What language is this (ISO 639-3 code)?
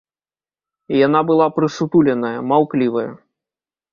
bel